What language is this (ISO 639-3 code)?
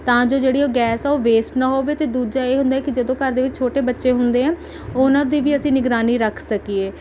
pan